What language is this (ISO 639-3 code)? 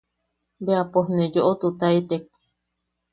yaq